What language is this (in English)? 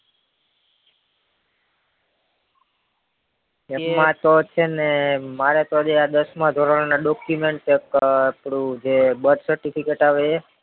Gujarati